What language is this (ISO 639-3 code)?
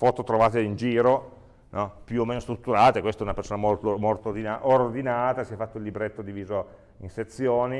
ita